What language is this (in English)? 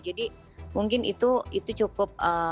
Indonesian